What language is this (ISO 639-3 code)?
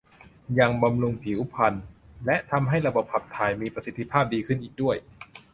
tha